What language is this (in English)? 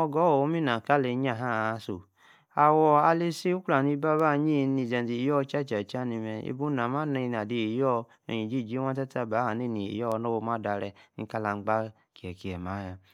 Yace